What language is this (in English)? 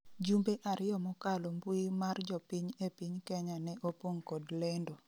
Luo (Kenya and Tanzania)